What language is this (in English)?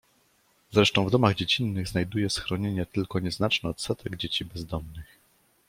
Polish